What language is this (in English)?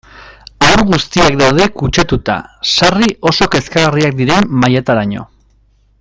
Basque